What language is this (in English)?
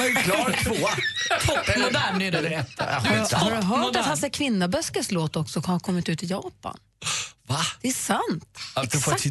Swedish